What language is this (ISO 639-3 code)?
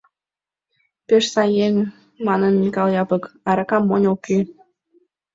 chm